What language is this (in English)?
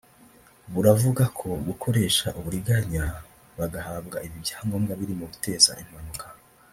Kinyarwanda